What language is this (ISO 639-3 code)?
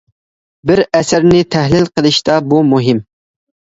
uig